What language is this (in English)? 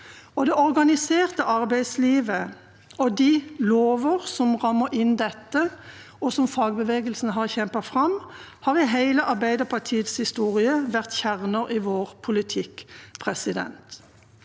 Norwegian